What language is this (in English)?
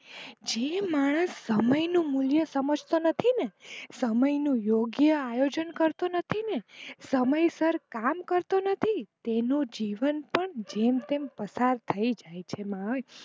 Gujarati